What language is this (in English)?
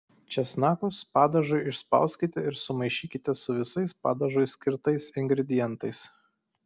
Lithuanian